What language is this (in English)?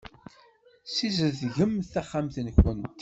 Kabyle